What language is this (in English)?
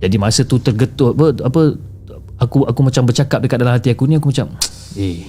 Malay